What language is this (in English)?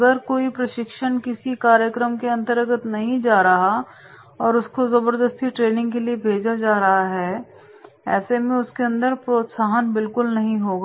Hindi